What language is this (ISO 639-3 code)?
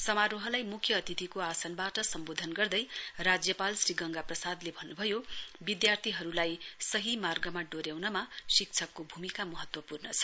nep